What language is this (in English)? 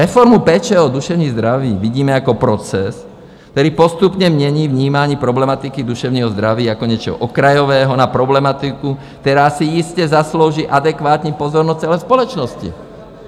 Czech